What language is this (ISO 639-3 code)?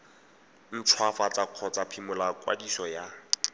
tsn